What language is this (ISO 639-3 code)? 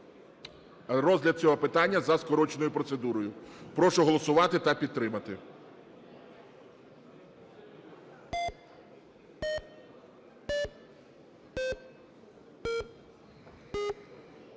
ukr